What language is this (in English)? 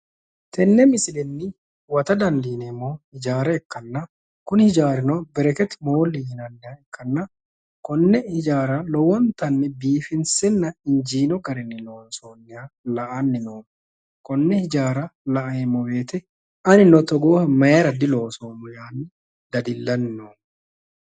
Sidamo